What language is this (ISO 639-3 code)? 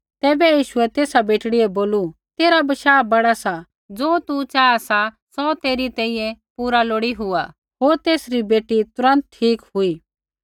kfx